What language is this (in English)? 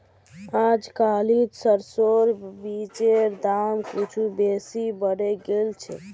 Magahi